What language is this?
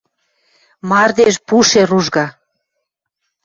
Western Mari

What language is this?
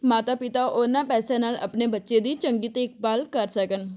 Punjabi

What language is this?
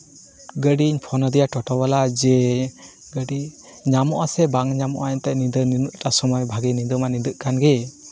Santali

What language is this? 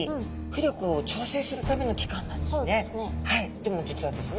Japanese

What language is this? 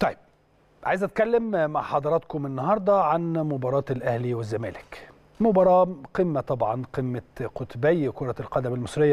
Arabic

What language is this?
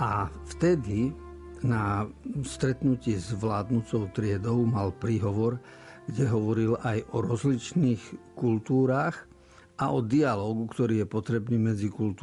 Slovak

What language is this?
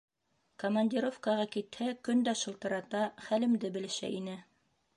Bashkir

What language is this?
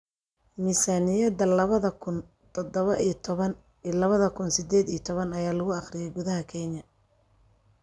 Somali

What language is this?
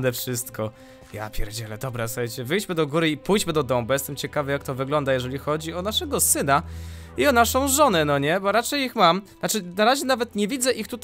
Polish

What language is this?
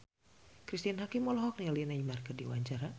Sundanese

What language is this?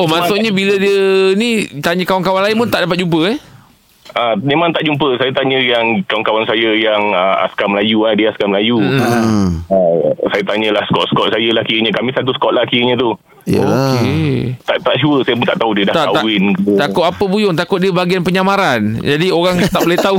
Malay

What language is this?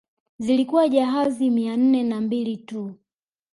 Swahili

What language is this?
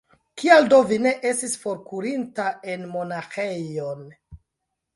Esperanto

